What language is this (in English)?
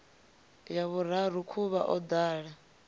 Venda